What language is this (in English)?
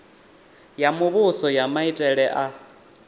Venda